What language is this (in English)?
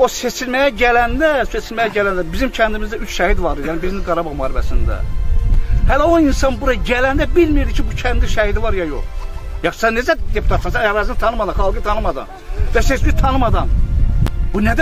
Turkish